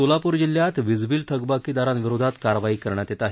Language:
Marathi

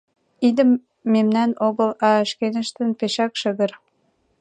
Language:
Mari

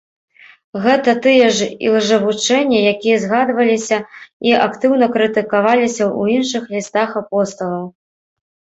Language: Belarusian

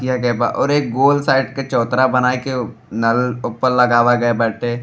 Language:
Bhojpuri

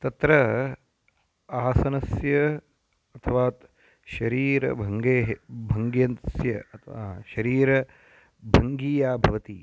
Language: Sanskrit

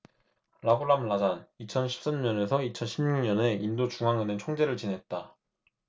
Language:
Korean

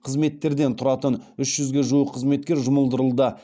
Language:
Kazakh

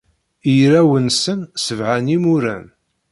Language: Kabyle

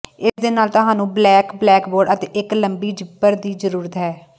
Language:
Punjabi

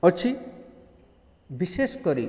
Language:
Odia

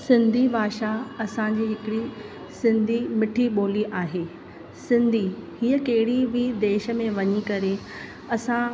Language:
Sindhi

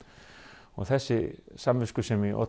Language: Icelandic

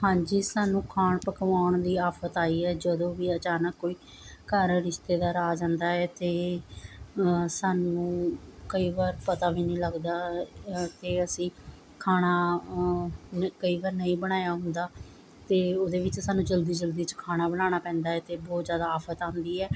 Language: Punjabi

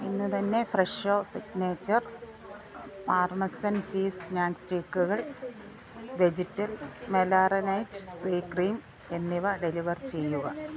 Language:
Malayalam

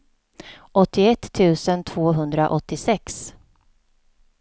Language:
Swedish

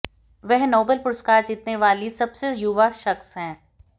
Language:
Hindi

